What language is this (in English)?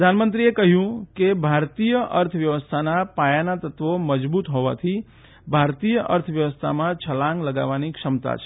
Gujarati